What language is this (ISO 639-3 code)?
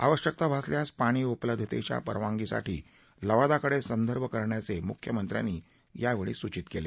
mar